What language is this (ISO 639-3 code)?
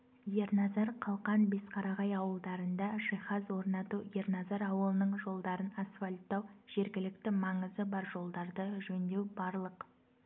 kaz